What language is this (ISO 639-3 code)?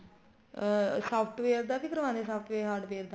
pan